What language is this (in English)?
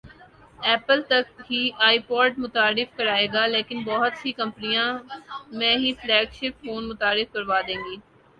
Urdu